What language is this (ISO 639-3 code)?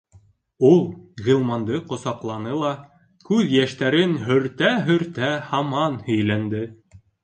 bak